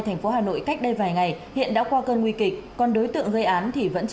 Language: Vietnamese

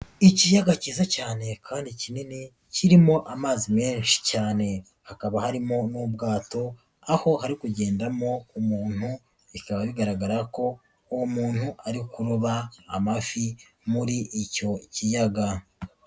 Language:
Kinyarwanda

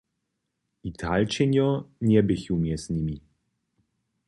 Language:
Upper Sorbian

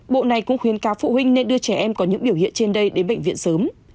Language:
Vietnamese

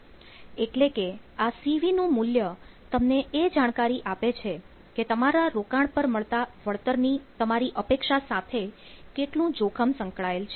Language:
Gujarati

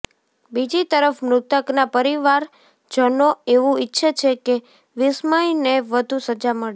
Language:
Gujarati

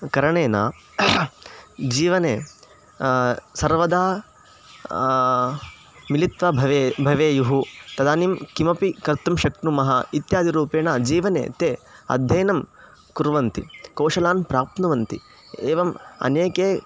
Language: Sanskrit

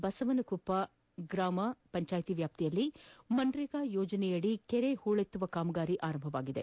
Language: Kannada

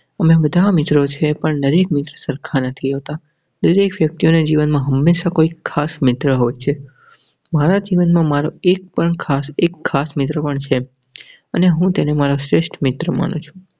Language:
Gujarati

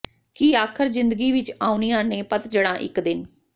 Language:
Punjabi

